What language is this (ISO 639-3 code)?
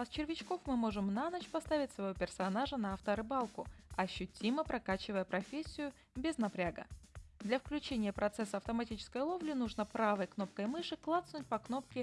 rus